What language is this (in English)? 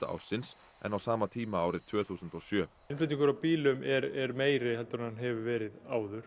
Icelandic